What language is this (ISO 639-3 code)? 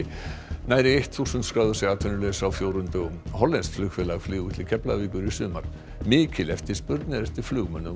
isl